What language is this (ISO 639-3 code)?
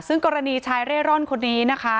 tha